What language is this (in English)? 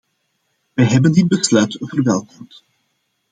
Dutch